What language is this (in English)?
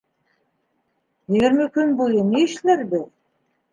Bashkir